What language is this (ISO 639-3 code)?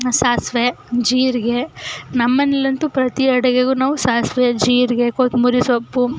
kan